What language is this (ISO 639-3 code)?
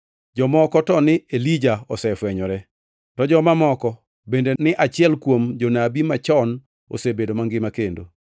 luo